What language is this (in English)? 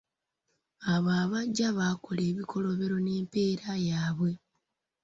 Ganda